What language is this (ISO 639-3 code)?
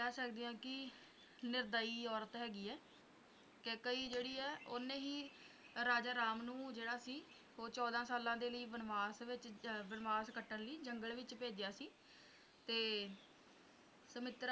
pan